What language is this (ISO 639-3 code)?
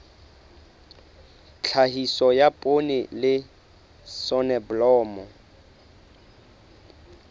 sot